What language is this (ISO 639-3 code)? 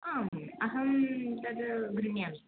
san